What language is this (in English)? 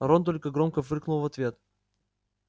Russian